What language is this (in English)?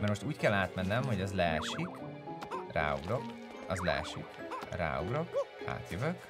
Hungarian